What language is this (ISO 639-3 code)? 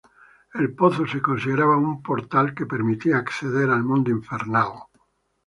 spa